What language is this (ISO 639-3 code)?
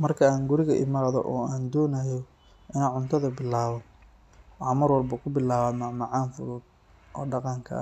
som